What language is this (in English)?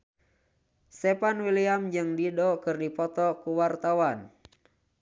Sundanese